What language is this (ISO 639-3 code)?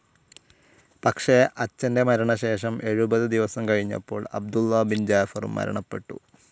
mal